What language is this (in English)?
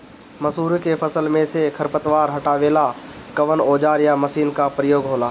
Bhojpuri